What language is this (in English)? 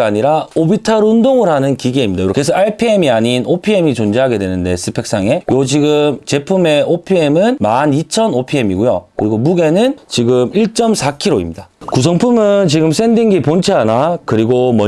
Korean